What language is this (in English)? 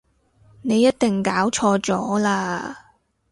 Cantonese